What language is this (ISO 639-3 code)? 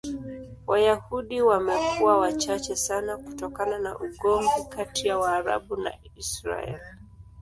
swa